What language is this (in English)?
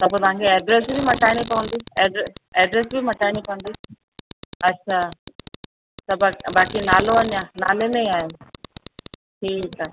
Sindhi